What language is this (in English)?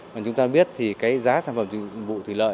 Vietnamese